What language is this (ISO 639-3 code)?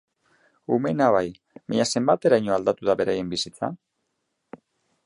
eus